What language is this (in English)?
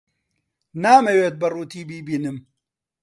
Central Kurdish